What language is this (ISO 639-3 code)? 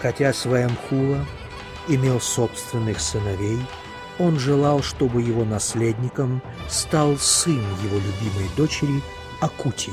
rus